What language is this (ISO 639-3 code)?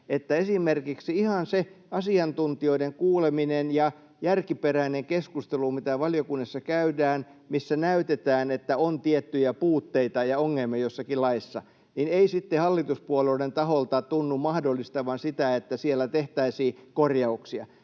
fin